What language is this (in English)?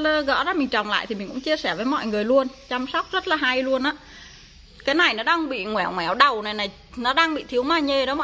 Vietnamese